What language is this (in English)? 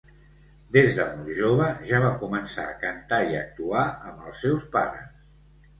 Catalan